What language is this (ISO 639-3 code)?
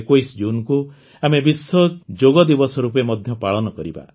ori